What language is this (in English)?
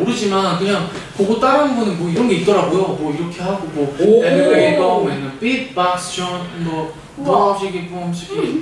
Korean